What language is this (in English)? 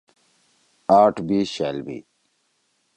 Torwali